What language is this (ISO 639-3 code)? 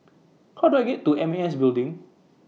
eng